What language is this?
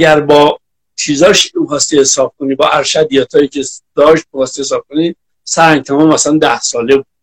Persian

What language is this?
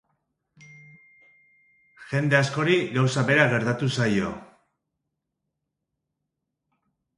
Basque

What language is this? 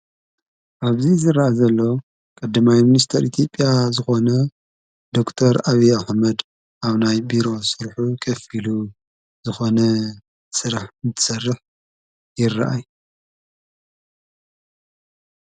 Tigrinya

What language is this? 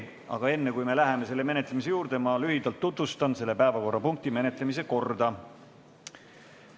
Estonian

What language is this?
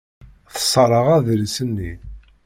Kabyle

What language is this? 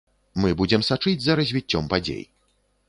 Belarusian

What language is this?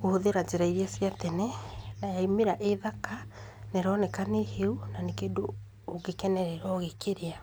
Kikuyu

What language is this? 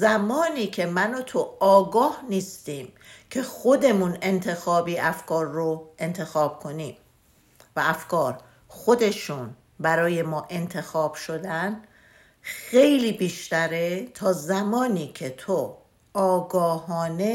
Persian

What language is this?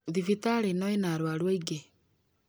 Kikuyu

